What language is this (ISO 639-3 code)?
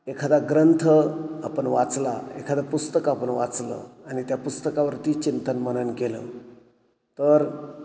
mar